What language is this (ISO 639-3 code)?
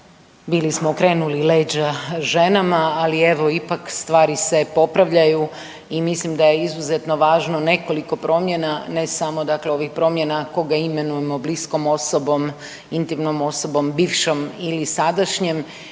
hrv